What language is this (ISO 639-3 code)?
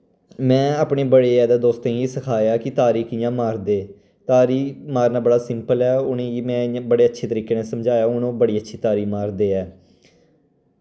doi